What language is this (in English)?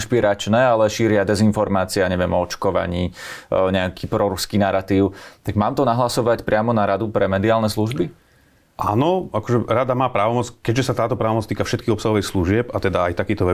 Slovak